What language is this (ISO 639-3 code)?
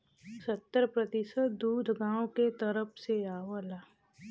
bho